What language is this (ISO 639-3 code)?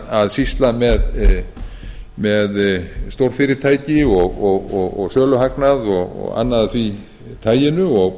isl